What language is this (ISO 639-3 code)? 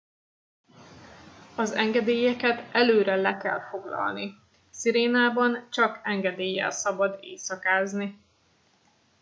hun